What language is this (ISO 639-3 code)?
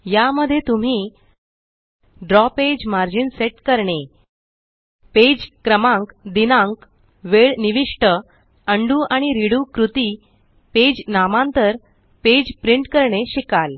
mar